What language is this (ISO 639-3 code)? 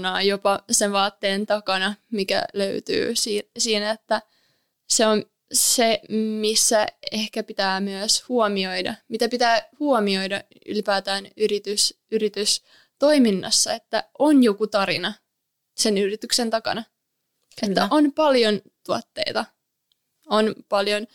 fin